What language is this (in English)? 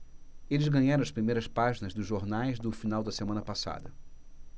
Portuguese